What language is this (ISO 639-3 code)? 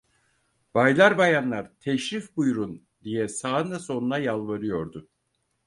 tur